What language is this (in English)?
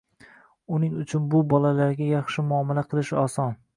Uzbek